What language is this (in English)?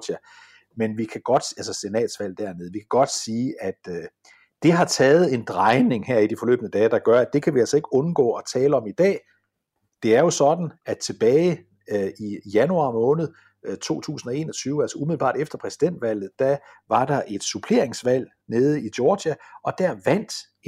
Danish